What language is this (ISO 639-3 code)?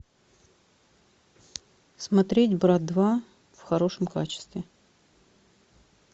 rus